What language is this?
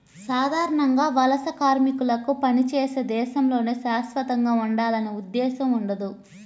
Telugu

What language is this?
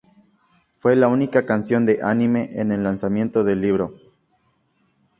Spanish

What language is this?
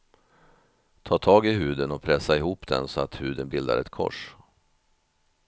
Swedish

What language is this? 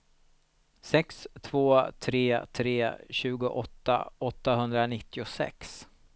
Swedish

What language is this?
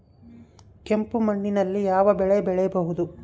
Kannada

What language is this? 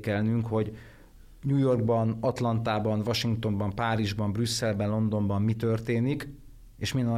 Hungarian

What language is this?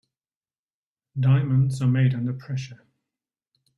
English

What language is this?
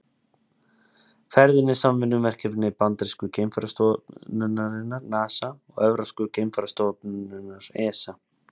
Icelandic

